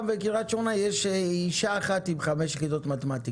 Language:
Hebrew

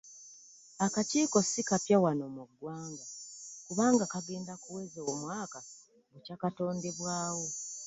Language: Ganda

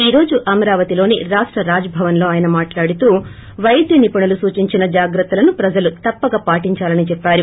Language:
Telugu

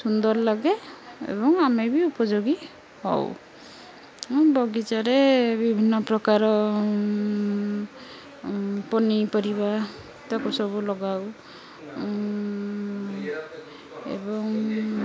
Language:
Odia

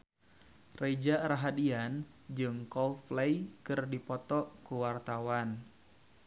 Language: Sundanese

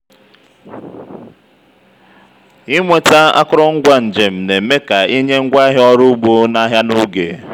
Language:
Igbo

